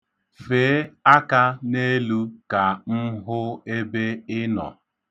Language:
Igbo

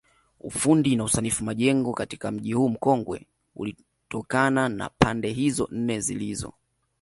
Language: Swahili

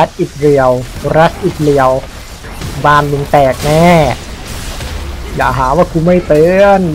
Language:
Thai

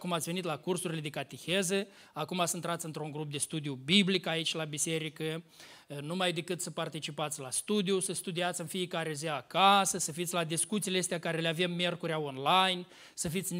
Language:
Romanian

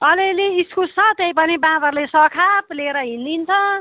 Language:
Nepali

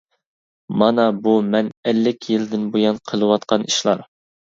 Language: Uyghur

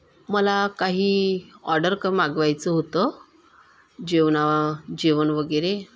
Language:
Marathi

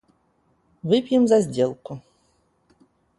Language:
Russian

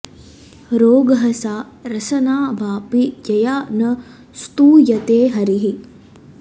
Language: Sanskrit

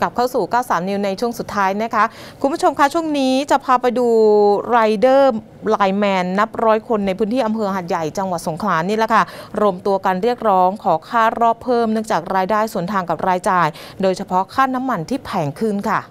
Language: Thai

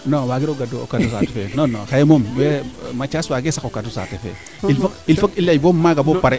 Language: Serer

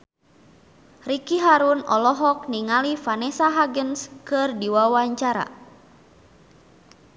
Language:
Sundanese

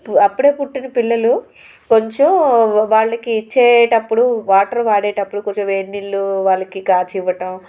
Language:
Telugu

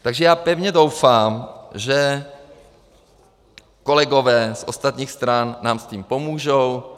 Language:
Czech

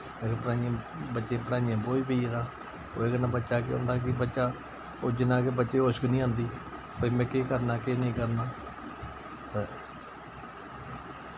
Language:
Dogri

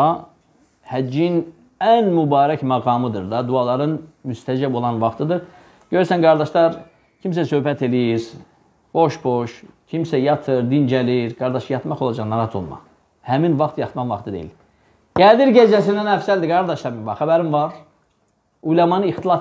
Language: Turkish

